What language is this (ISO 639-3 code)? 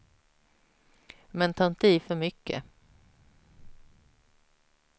swe